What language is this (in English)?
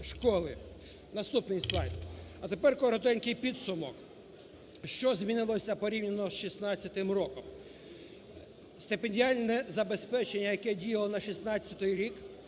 Ukrainian